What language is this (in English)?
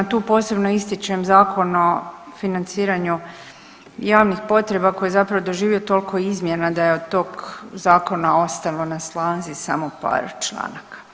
Croatian